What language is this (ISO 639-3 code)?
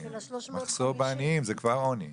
heb